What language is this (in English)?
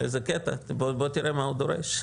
Hebrew